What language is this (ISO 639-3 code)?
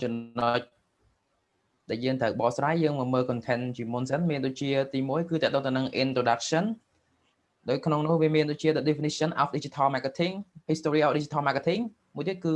vie